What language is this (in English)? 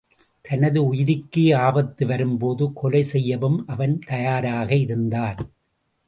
Tamil